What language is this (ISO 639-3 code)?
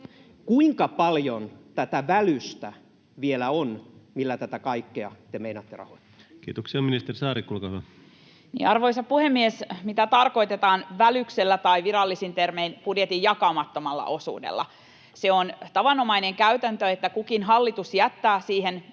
fin